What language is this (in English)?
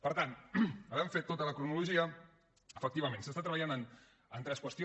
Catalan